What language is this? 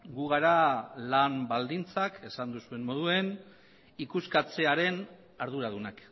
Basque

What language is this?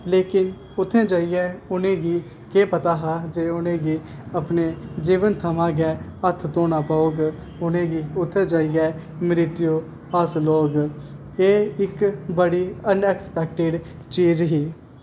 Dogri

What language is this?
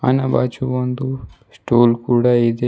Kannada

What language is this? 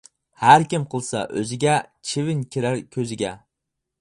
Uyghur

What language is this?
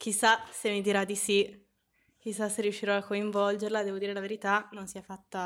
Italian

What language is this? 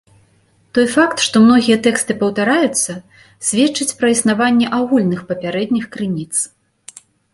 Belarusian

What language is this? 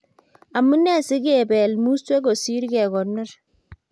Kalenjin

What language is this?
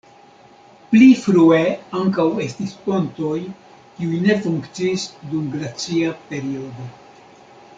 Esperanto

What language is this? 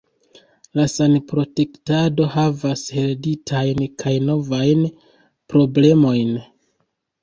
Esperanto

